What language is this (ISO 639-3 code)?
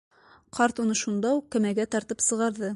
bak